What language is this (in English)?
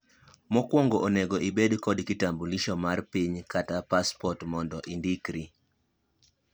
Luo (Kenya and Tanzania)